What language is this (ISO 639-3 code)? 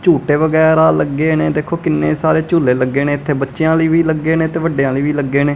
pan